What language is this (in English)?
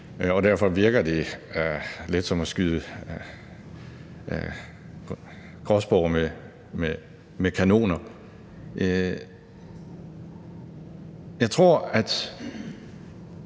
Danish